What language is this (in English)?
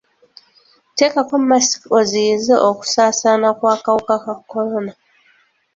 Ganda